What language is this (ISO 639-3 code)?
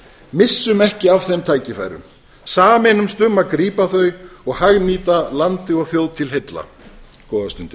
isl